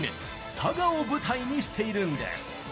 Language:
Japanese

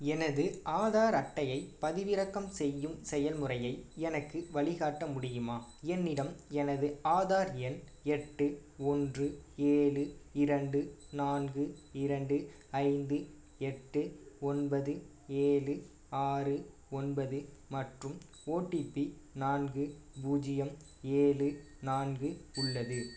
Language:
Tamil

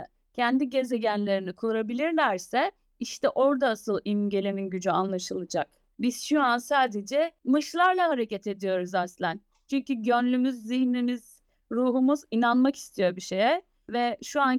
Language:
Turkish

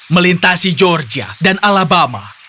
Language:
Indonesian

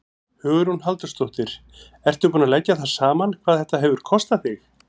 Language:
Icelandic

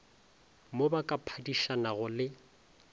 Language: Northern Sotho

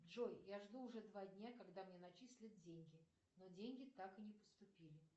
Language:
Russian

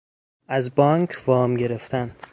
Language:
Persian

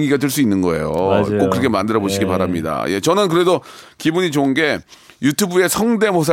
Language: Korean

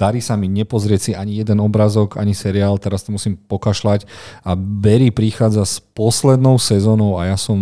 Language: Slovak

